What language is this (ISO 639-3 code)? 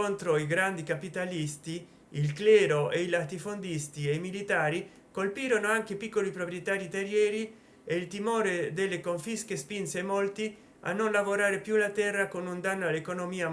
ita